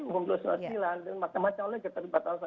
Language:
Indonesian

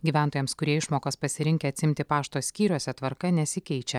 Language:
Lithuanian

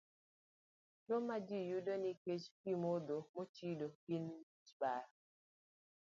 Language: Luo (Kenya and Tanzania)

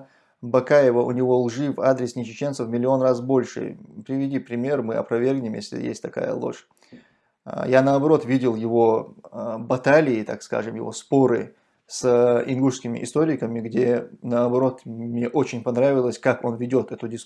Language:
Russian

